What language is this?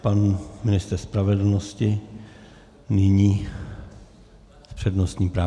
Czech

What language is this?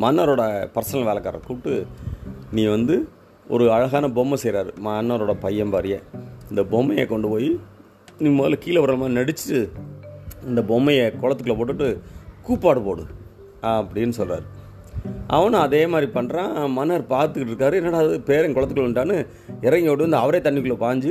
Tamil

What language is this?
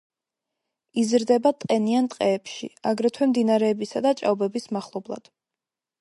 Georgian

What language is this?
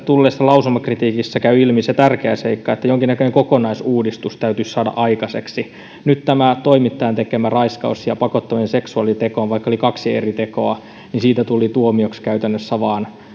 Finnish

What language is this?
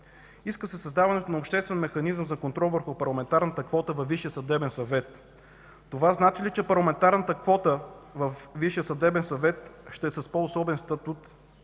Bulgarian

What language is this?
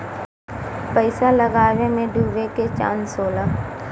Bhojpuri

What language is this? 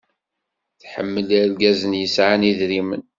Kabyle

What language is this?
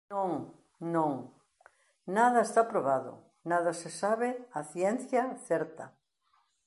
Galician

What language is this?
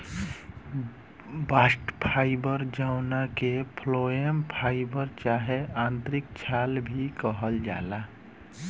Bhojpuri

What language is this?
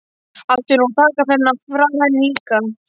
Icelandic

